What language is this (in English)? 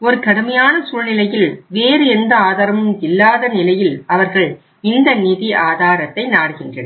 Tamil